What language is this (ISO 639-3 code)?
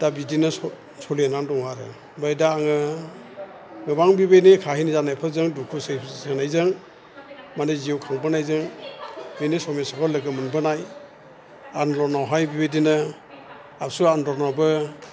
brx